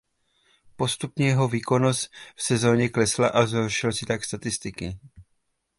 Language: Czech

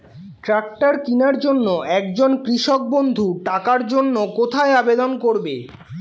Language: Bangla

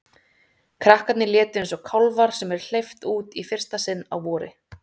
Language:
Icelandic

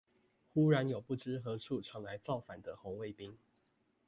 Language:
Chinese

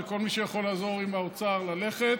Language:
Hebrew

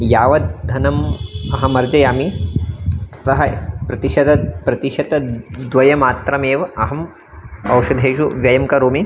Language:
Sanskrit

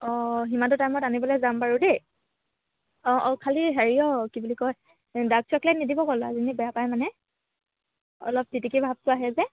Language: Assamese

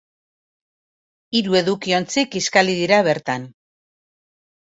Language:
Basque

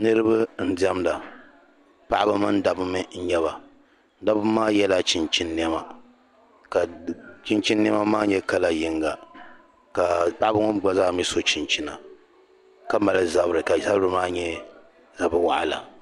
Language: Dagbani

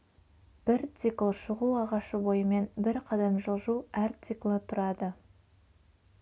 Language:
Kazakh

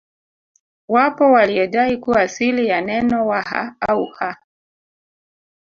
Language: Swahili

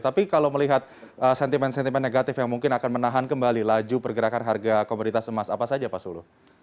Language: Indonesian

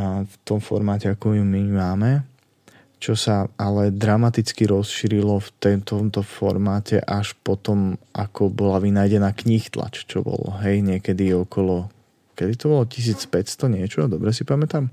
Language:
Slovak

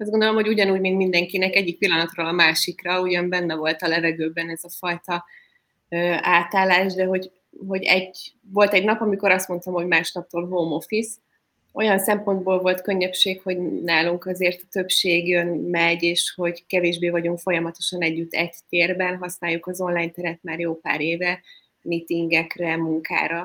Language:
Hungarian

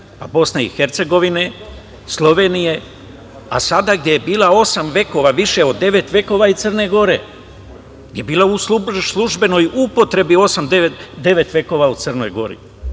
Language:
Serbian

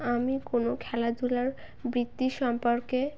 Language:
Bangla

